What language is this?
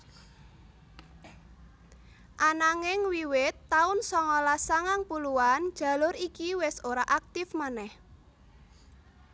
Javanese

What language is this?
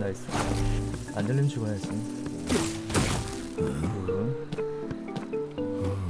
Korean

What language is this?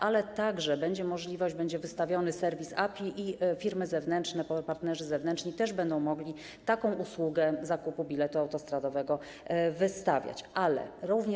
Polish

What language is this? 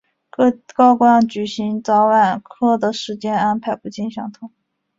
Chinese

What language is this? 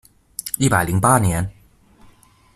Chinese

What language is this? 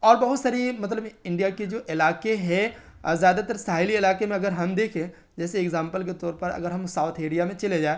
Urdu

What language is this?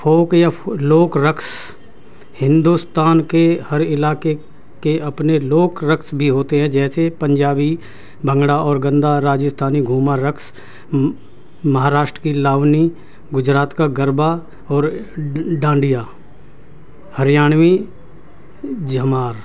Urdu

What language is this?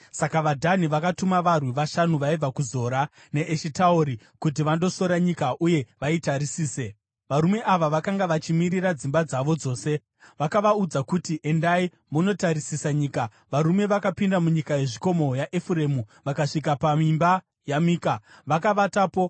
Shona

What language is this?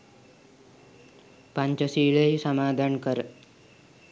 Sinhala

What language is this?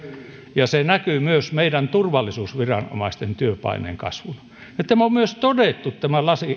Finnish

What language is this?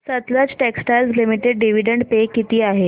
Marathi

